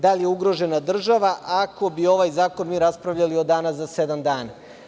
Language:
Serbian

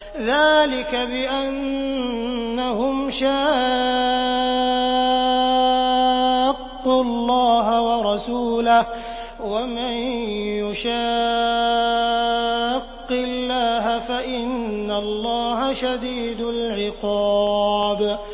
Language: Arabic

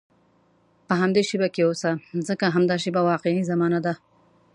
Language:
Pashto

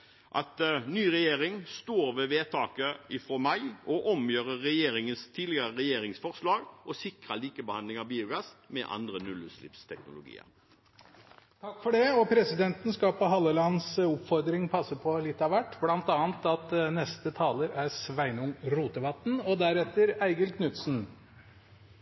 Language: Norwegian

